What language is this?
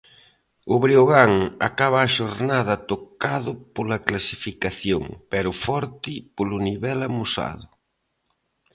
Galician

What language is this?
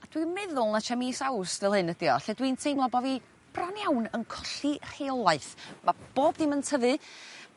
Welsh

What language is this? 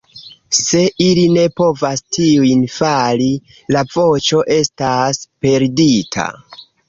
Esperanto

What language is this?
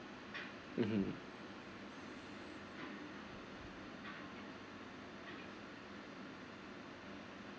English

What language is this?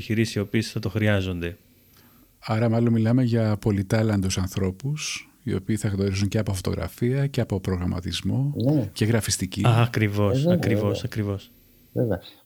Greek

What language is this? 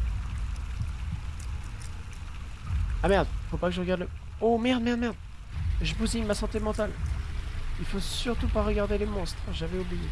French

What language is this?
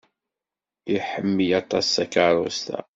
Kabyle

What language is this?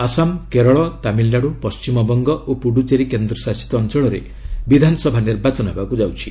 Odia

